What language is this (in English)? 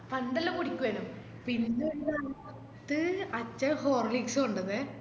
Malayalam